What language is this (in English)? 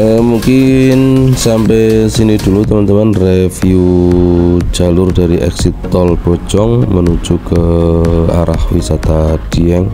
Indonesian